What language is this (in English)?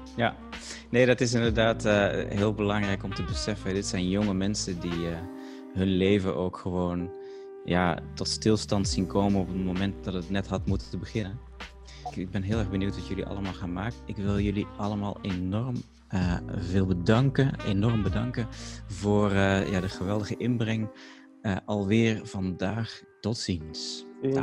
Dutch